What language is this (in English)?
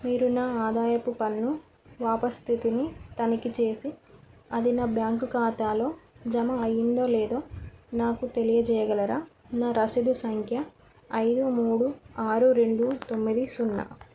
Telugu